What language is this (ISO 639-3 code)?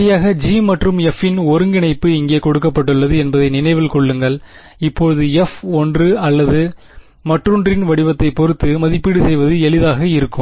tam